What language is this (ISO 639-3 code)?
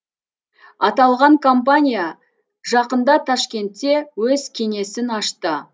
kaz